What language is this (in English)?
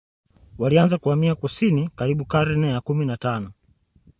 Swahili